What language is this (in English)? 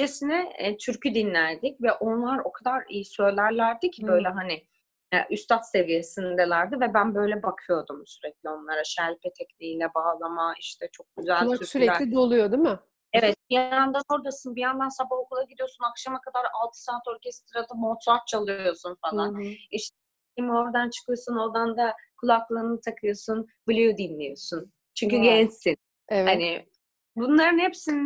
Turkish